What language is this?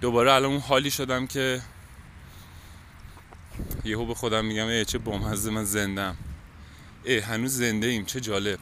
Persian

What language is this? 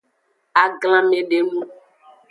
Aja (Benin)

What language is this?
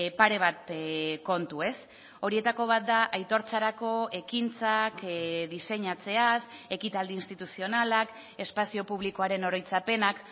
Basque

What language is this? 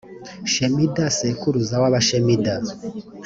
Kinyarwanda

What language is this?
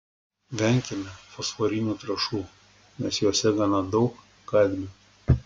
Lithuanian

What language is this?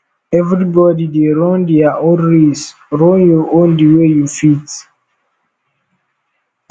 Nigerian Pidgin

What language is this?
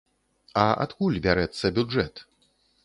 Belarusian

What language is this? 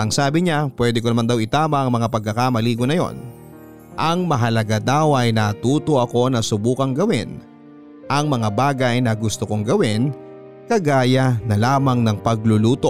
Filipino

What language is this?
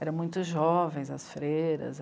Portuguese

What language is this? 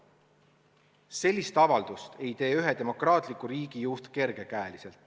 Estonian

